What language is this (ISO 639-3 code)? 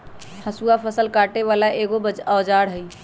mag